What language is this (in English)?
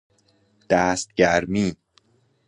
Persian